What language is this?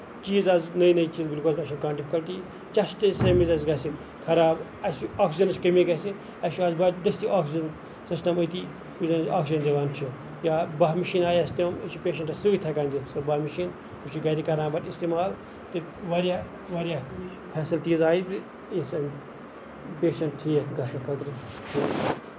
Kashmiri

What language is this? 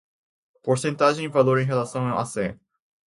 Portuguese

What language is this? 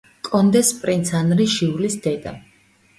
Georgian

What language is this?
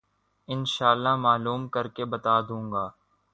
Urdu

